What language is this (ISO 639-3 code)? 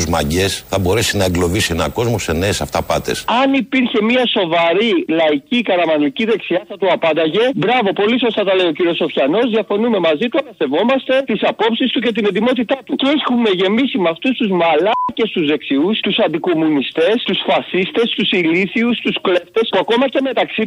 ell